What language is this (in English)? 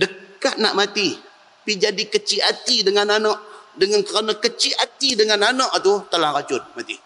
Malay